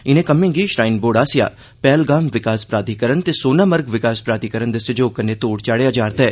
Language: Dogri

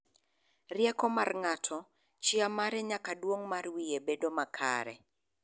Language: Luo (Kenya and Tanzania)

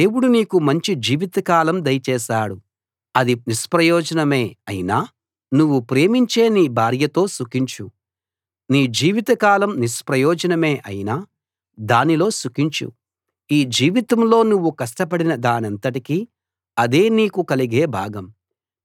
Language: Telugu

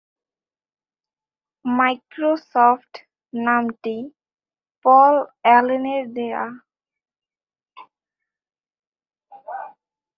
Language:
Bangla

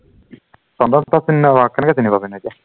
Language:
Assamese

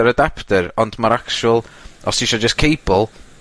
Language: Welsh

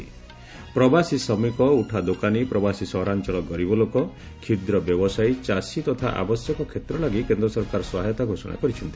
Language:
Odia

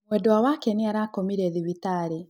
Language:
Kikuyu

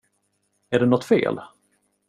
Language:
Swedish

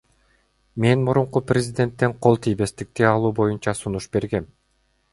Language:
Kyrgyz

